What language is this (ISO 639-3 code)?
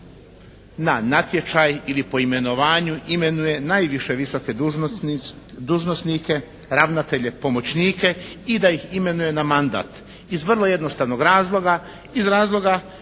hrv